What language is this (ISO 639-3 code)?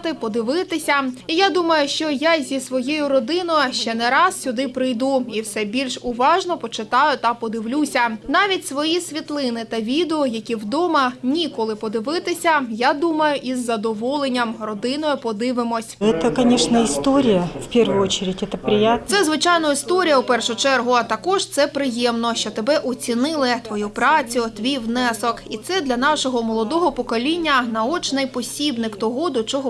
ukr